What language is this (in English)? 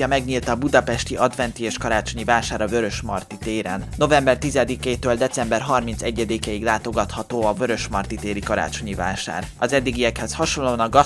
Hungarian